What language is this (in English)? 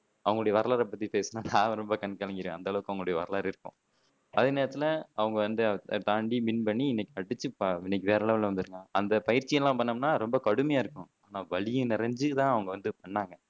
Tamil